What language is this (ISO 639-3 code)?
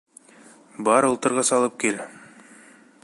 bak